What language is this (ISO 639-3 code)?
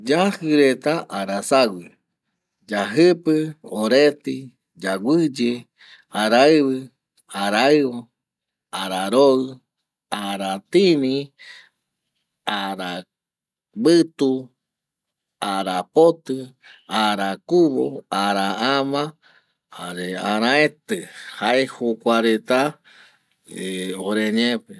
gui